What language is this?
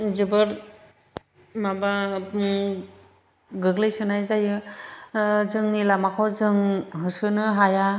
Bodo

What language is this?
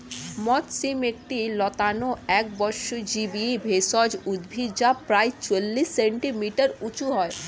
Bangla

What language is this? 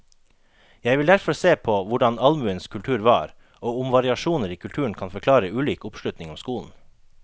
Norwegian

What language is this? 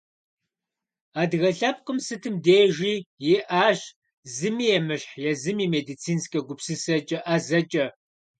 Kabardian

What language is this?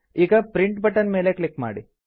Kannada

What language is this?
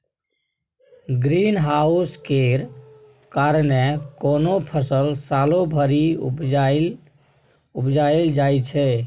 Maithili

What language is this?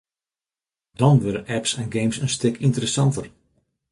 Western Frisian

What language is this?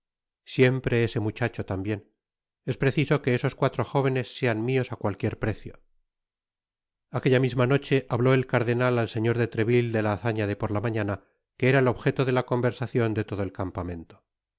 Spanish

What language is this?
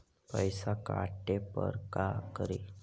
Magahi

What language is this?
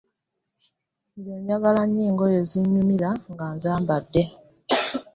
Ganda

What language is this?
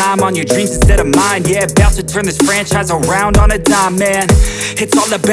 English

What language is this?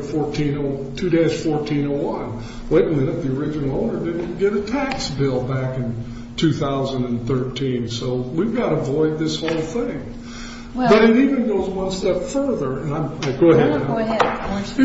English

